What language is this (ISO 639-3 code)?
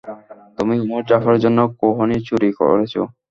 ben